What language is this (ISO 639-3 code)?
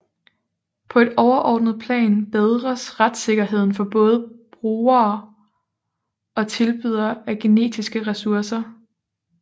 dan